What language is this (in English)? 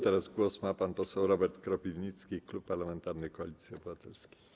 Polish